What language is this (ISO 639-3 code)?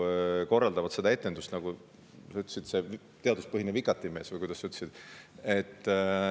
est